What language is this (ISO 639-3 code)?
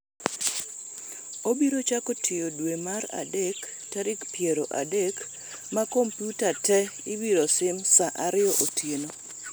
luo